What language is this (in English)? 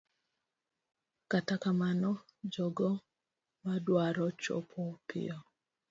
Luo (Kenya and Tanzania)